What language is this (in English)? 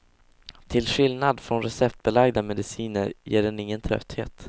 Swedish